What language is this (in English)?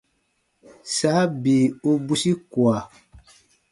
Baatonum